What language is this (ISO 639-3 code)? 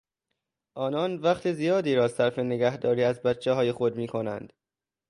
fas